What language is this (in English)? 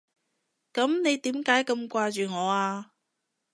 Cantonese